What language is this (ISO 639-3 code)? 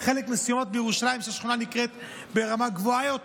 heb